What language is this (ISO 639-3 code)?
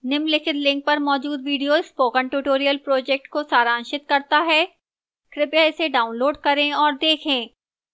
hin